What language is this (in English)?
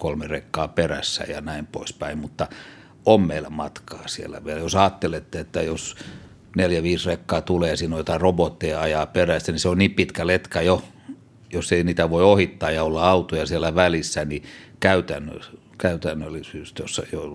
Finnish